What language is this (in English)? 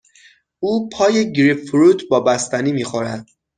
Persian